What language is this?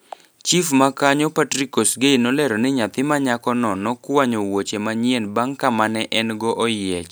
Luo (Kenya and Tanzania)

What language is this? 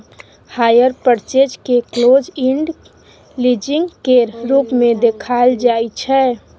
Maithili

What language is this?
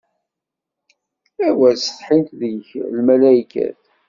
Kabyle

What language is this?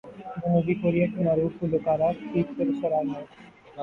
Urdu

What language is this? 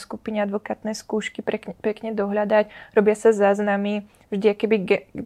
Czech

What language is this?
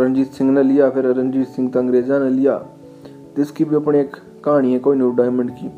Hindi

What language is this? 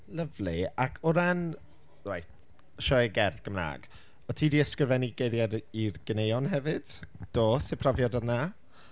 Welsh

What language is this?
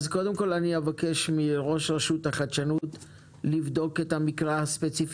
Hebrew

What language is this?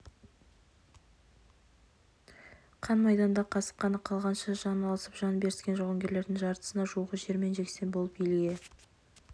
Kazakh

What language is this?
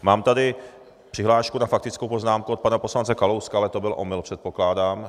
Czech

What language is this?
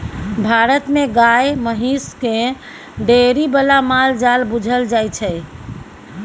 Maithili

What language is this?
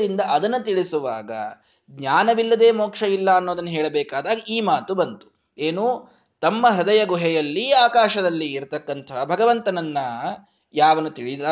Kannada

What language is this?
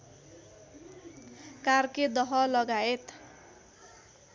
Nepali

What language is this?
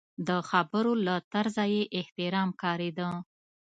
Pashto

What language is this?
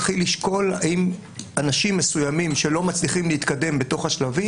Hebrew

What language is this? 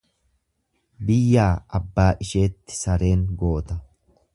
Oromo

